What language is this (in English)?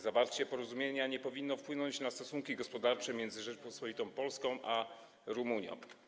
Polish